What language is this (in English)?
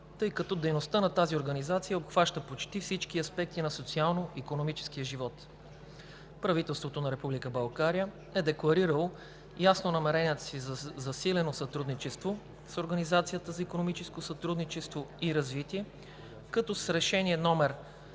Bulgarian